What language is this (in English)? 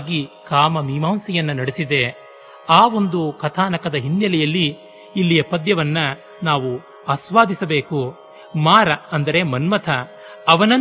Kannada